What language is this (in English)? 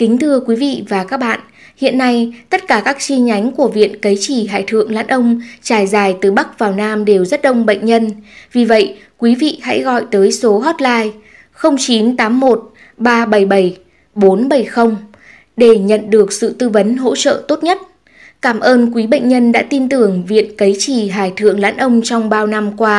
Vietnamese